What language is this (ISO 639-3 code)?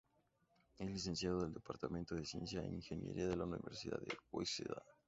spa